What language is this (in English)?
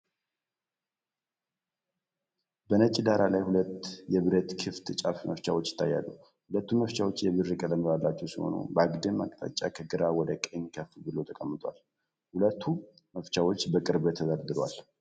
Amharic